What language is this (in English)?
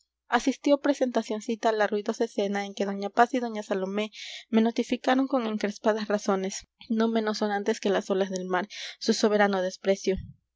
Spanish